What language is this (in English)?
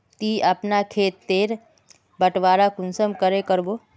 Magahi